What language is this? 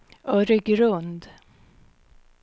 Swedish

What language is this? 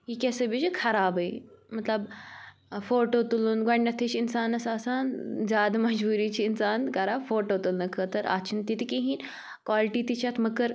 Kashmiri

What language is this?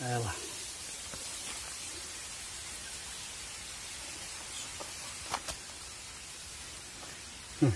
Turkish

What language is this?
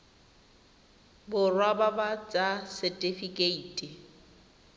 Tswana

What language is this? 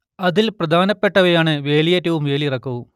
Malayalam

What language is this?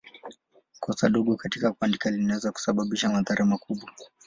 Swahili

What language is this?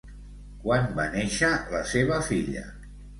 Catalan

